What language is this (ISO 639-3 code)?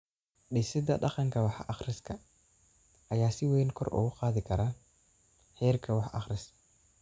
som